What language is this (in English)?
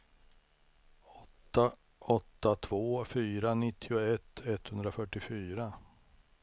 Swedish